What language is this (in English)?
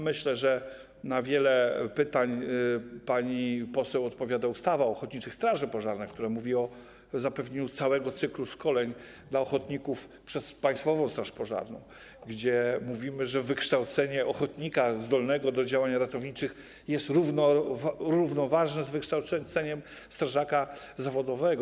Polish